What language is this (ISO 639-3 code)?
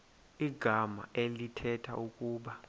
xho